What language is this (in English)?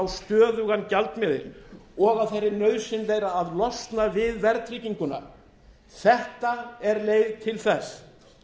Icelandic